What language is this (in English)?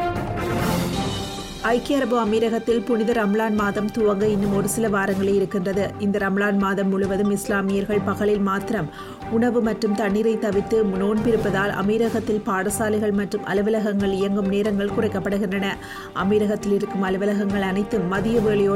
Tamil